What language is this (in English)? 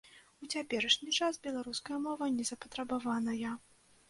Belarusian